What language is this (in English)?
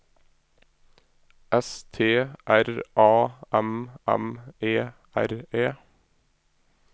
Norwegian